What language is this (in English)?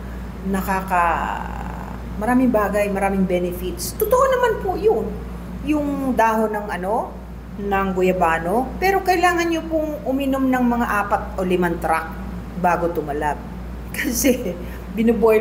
Filipino